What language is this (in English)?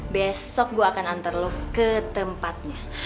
Indonesian